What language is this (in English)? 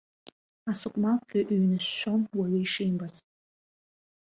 Abkhazian